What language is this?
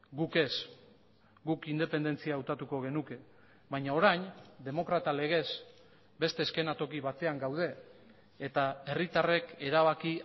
Basque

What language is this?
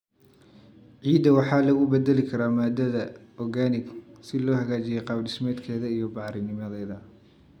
Somali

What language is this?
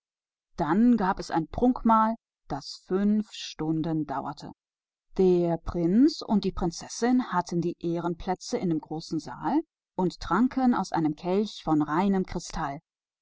German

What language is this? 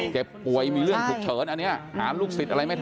Thai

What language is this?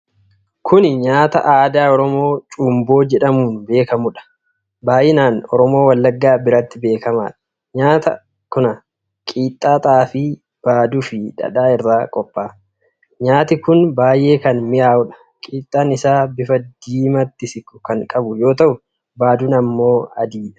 Oromo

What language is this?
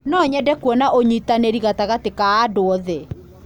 Kikuyu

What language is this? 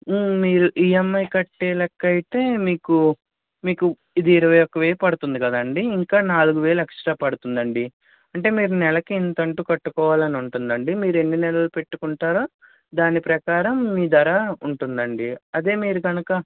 Telugu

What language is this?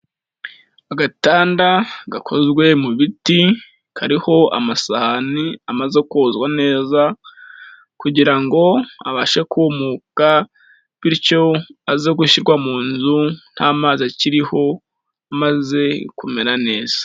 Kinyarwanda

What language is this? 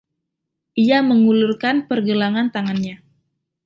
Indonesian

